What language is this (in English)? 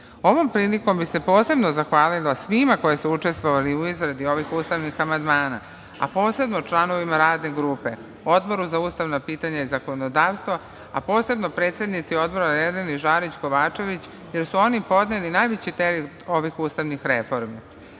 Serbian